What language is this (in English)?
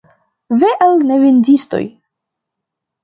Esperanto